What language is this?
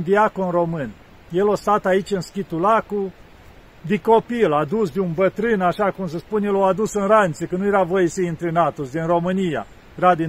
Romanian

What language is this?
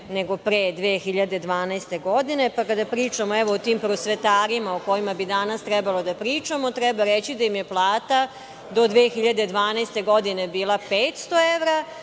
Serbian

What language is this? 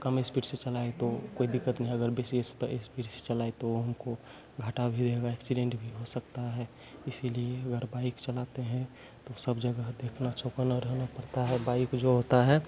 Hindi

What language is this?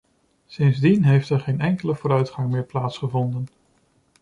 Dutch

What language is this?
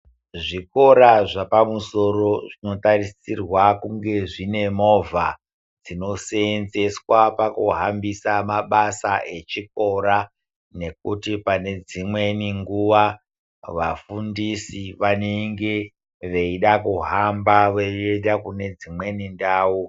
Ndau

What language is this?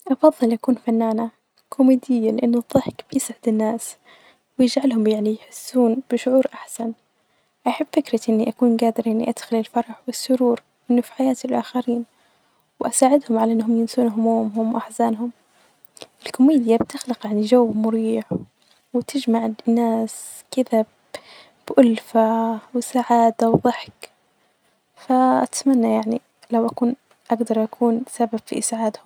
Najdi Arabic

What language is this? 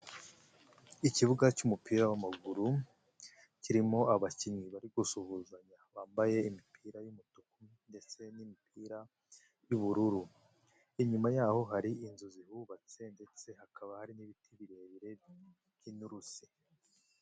Kinyarwanda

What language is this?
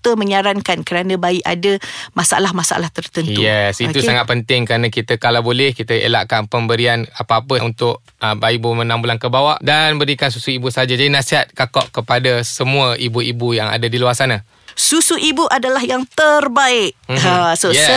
Malay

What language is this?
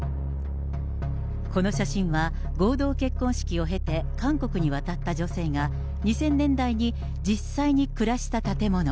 Japanese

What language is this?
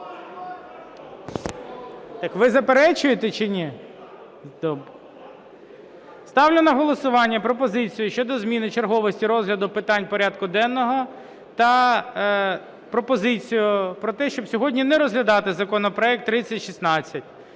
Ukrainian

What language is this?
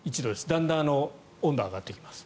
Japanese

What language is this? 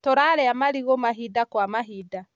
Kikuyu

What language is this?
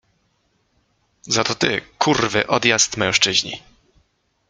Polish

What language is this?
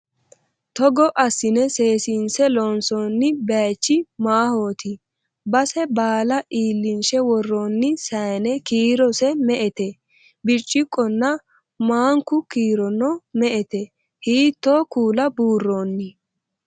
Sidamo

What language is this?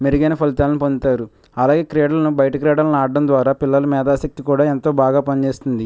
Telugu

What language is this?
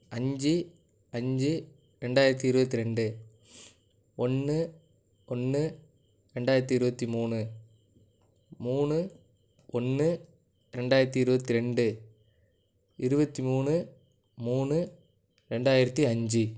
Tamil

